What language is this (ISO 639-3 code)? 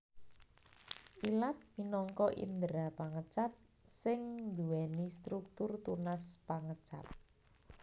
jav